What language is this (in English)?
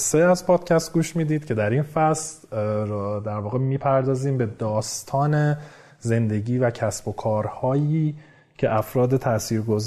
Persian